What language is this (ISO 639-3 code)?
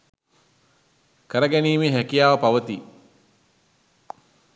sin